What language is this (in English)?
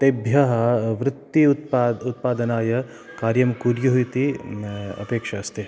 Sanskrit